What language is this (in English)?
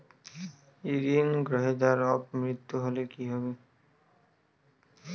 Bangla